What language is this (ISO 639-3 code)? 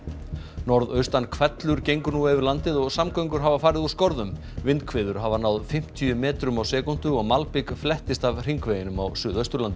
isl